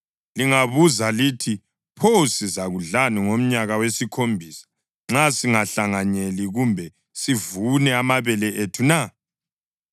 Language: North Ndebele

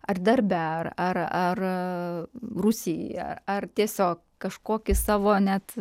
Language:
Lithuanian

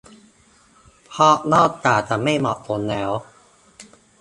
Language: Thai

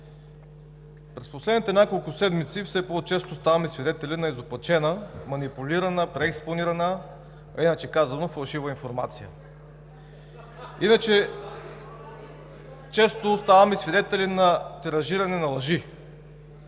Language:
Bulgarian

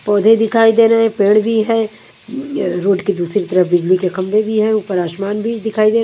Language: Hindi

